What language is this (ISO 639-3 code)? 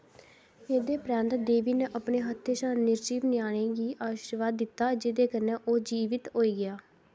doi